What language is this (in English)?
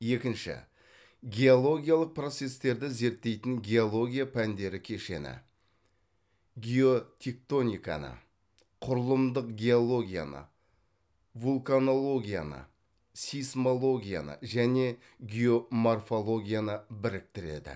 Kazakh